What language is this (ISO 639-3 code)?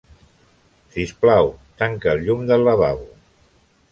cat